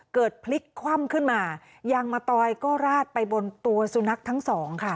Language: Thai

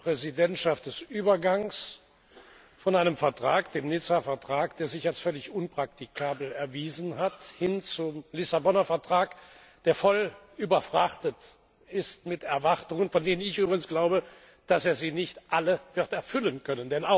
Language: German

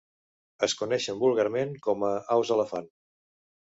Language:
Catalan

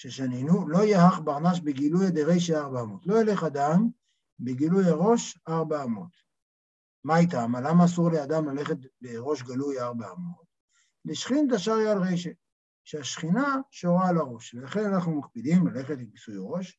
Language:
Hebrew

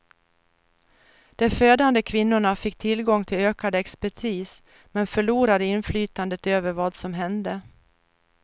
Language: Swedish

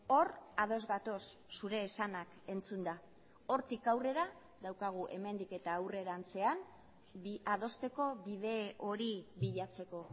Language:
Basque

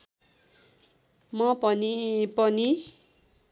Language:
Nepali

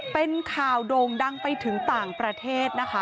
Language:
Thai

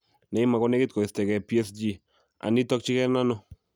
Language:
Kalenjin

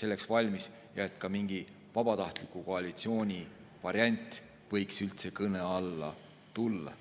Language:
Estonian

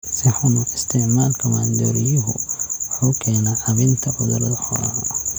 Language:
Somali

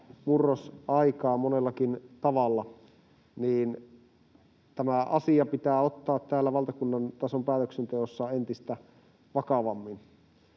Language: Finnish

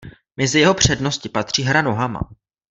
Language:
Czech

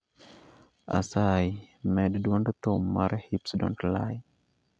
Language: Luo (Kenya and Tanzania)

